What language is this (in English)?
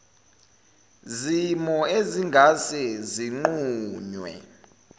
Zulu